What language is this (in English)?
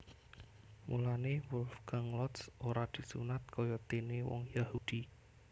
Javanese